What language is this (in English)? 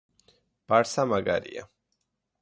Georgian